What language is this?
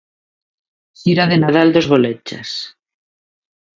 Galician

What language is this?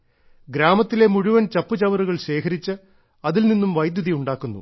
Malayalam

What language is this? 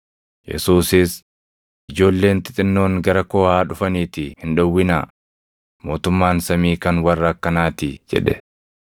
Oromo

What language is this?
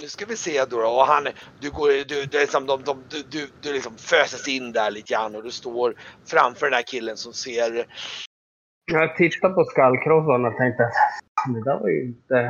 Swedish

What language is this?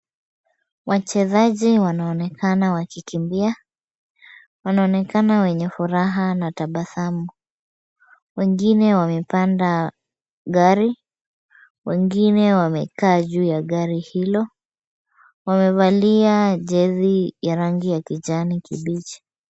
Swahili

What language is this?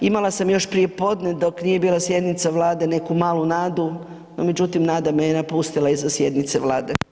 Croatian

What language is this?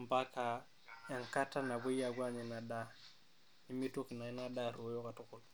Masai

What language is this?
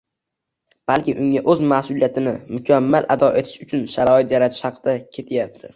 Uzbek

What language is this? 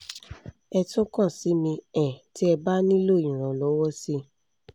Yoruba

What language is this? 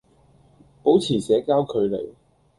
Cantonese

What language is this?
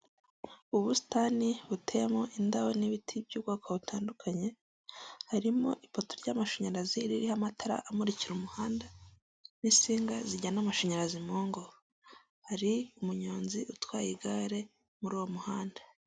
Kinyarwanda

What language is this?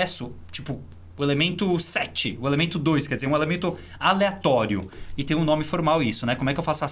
Portuguese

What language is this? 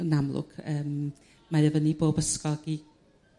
Welsh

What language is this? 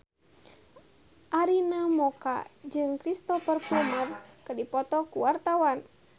Sundanese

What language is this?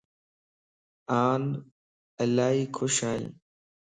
Lasi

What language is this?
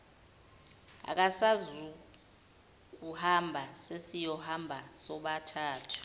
Zulu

